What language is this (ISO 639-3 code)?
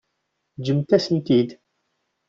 kab